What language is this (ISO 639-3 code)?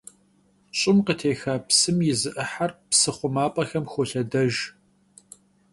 kbd